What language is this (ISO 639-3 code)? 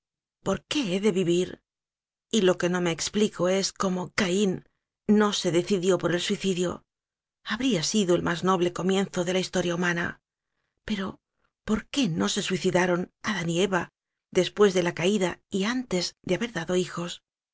spa